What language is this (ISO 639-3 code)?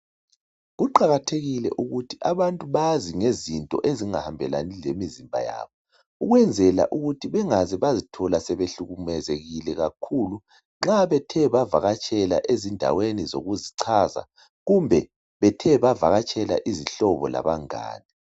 nde